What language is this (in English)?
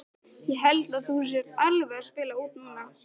Icelandic